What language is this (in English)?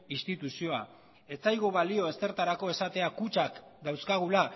Basque